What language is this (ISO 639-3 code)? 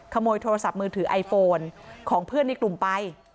tha